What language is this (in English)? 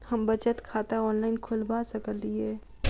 Maithili